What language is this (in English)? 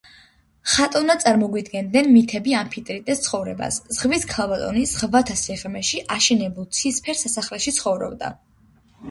Georgian